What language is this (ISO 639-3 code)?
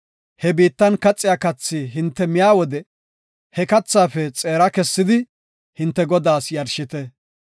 gof